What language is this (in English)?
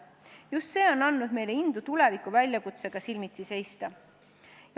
Estonian